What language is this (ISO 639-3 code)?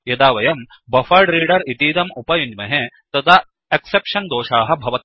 san